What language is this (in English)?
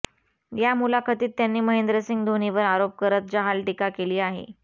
Marathi